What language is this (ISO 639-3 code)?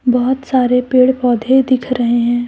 hin